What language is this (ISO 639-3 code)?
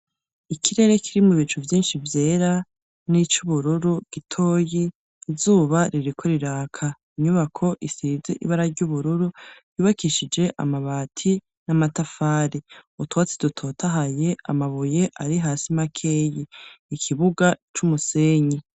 run